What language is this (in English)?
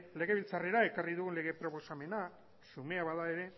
Basque